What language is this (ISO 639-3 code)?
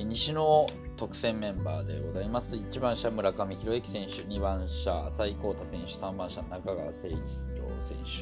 jpn